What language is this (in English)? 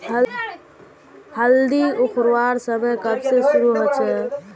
Magahi